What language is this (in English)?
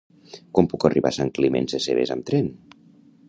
Catalan